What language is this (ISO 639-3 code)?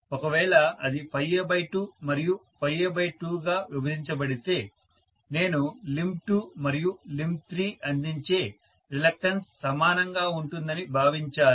tel